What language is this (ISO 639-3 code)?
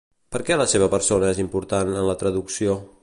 cat